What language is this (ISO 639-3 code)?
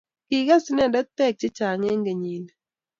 kln